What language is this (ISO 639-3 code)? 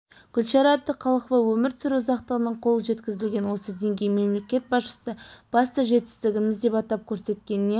kaz